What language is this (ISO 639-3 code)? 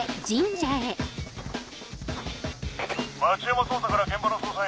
jpn